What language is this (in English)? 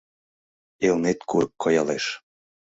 Mari